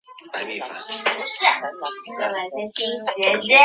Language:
Chinese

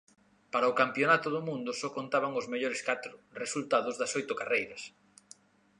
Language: Galician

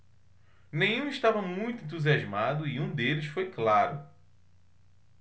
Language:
Portuguese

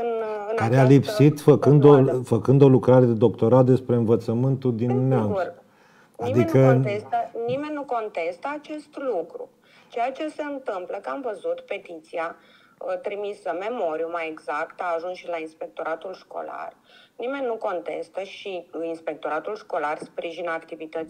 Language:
Romanian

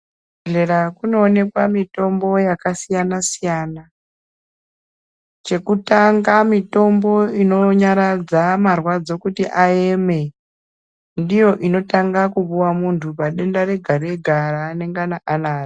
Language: Ndau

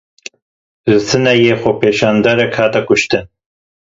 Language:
Kurdish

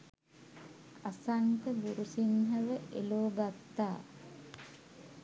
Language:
Sinhala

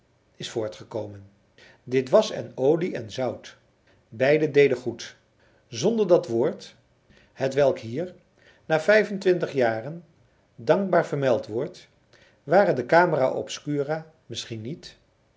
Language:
Dutch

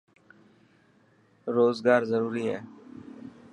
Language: Dhatki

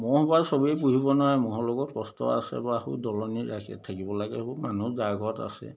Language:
Assamese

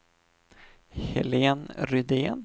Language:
Swedish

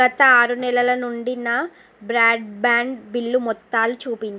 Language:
Telugu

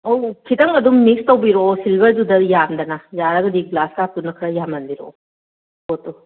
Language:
Manipuri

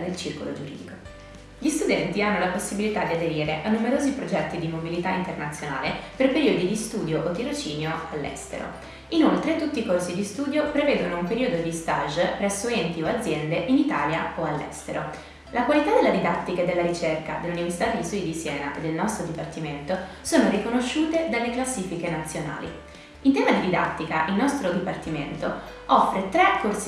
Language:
Italian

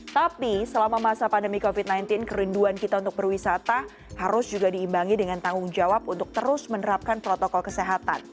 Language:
Indonesian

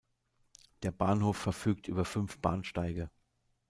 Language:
German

